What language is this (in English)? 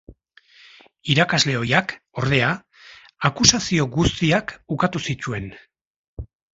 Basque